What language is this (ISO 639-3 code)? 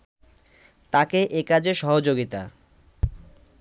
ben